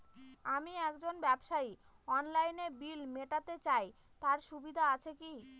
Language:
Bangla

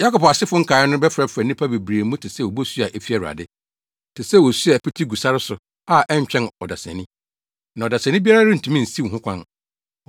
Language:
Akan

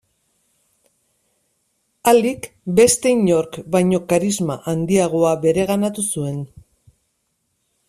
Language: Basque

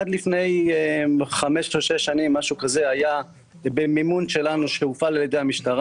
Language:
Hebrew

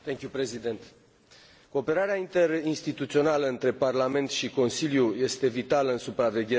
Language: Romanian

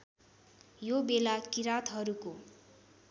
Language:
Nepali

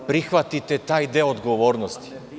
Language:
Serbian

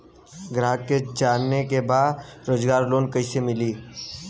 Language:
Bhojpuri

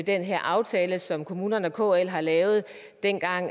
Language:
Danish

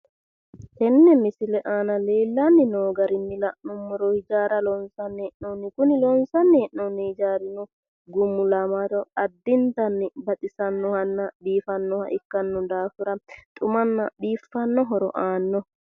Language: Sidamo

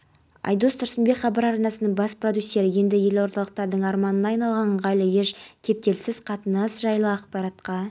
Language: Kazakh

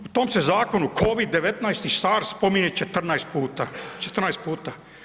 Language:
Croatian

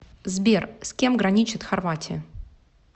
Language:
Russian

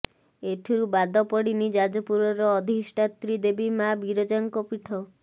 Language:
Odia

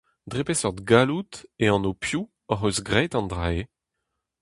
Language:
Breton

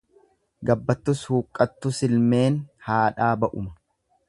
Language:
Oromo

